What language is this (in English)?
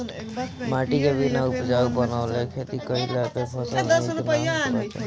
Bhojpuri